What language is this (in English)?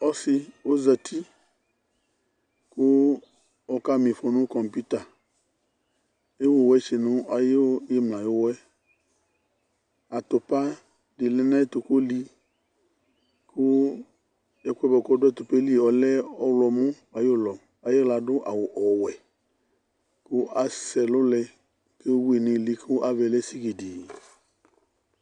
Ikposo